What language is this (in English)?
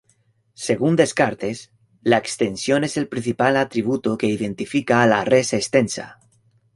Spanish